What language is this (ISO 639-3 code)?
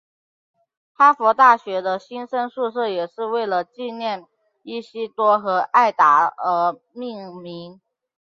zho